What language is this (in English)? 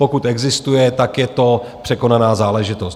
Czech